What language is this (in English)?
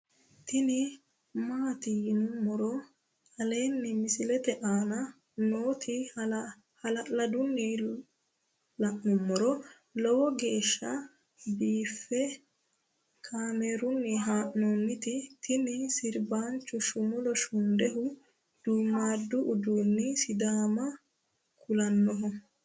Sidamo